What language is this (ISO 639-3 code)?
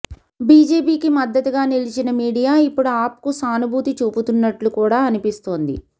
tel